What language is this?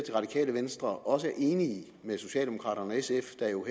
Danish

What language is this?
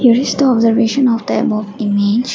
English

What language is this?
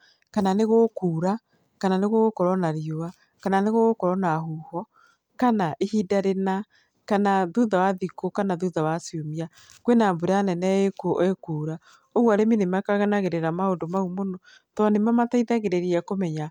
Kikuyu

